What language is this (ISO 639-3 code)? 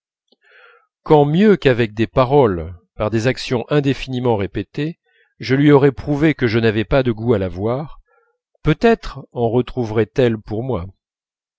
fra